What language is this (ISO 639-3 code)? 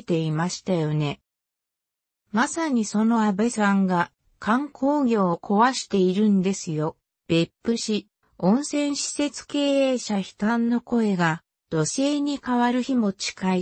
jpn